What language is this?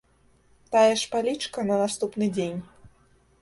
Belarusian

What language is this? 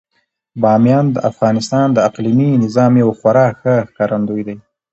Pashto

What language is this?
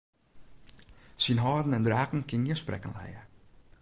Western Frisian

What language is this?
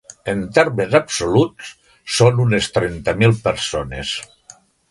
Catalan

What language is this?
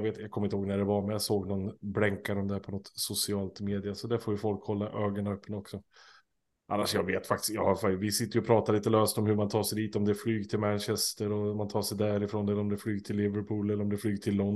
Swedish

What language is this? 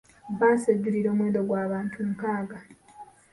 Ganda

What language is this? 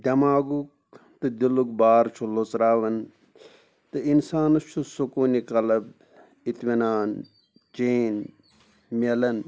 Kashmiri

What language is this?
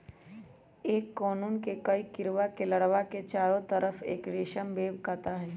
Magahi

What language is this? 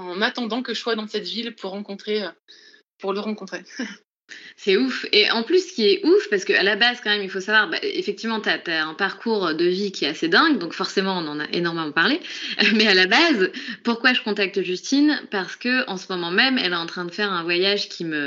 French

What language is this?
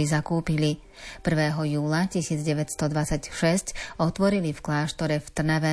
Slovak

